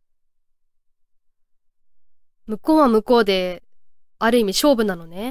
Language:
Japanese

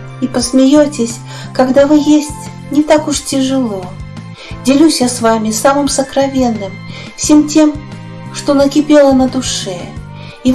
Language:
Russian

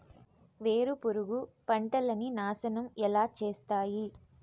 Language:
Telugu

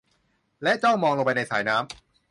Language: Thai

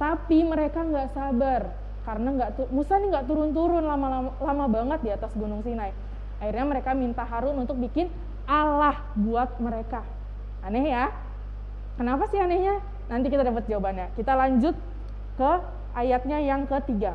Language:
Indonesian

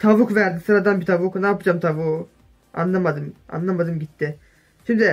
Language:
Turkish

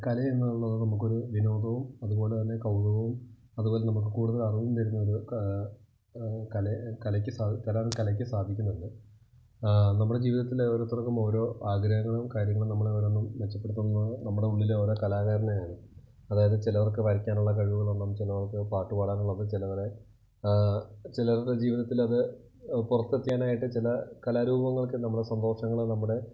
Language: Malayalam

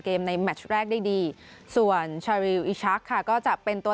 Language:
Thai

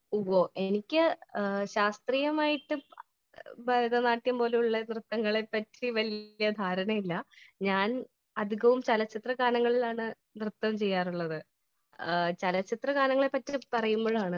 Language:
Malayalam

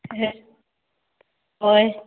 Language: Konkani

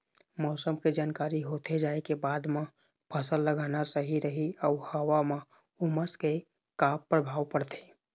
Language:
Chhattisgarhi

